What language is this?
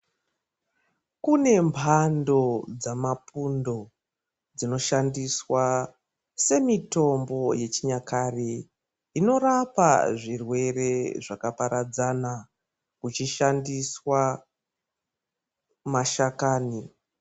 Ndau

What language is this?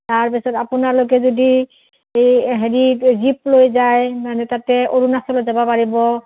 Assamese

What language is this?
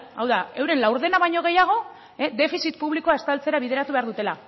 Basque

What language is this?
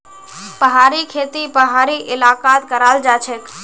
Magahi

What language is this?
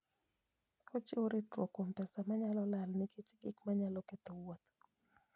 Luo (Kenya and Tanzania)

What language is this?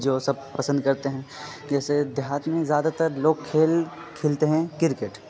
Urdu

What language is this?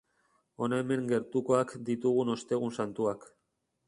Basque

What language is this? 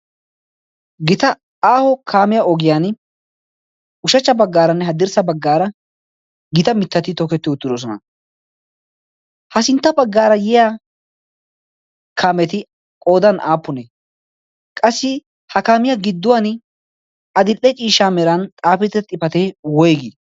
Wolaytta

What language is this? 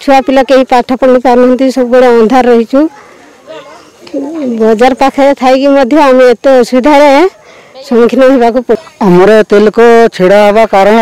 Hindi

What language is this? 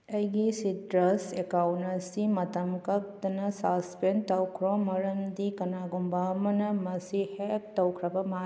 Manipuri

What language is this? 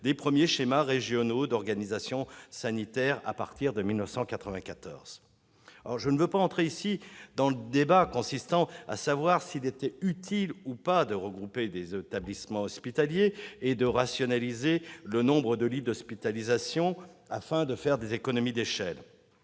French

